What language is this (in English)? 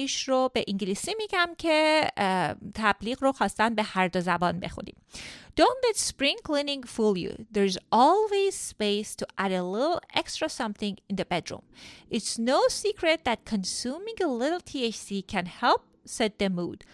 Persian